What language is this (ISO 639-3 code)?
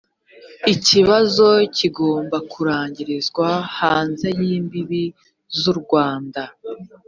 kin